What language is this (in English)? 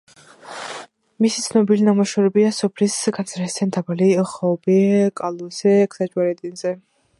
Georgian